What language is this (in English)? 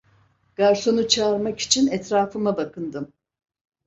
Turkish